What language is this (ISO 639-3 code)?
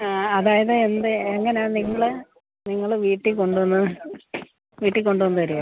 mal